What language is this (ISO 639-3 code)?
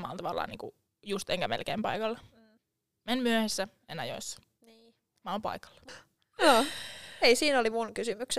fin